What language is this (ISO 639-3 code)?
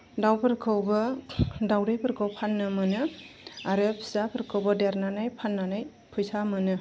brx